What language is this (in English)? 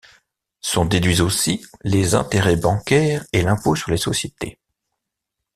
French